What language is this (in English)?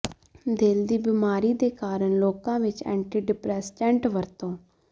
Punjabi